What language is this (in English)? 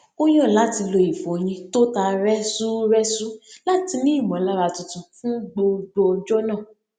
Yoruba